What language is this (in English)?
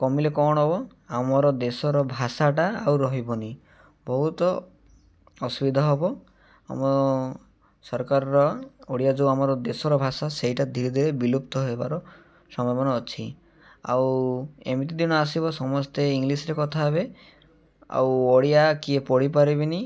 Odia